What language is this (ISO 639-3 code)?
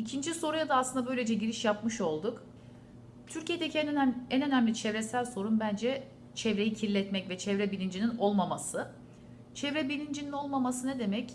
tur